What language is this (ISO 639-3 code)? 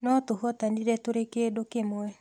kik